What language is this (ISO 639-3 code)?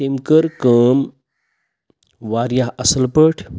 kas